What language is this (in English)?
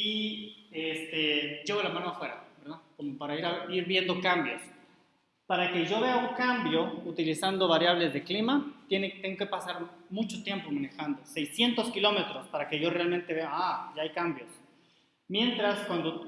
Spanish